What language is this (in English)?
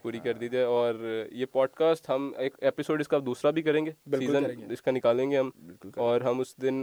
Urdu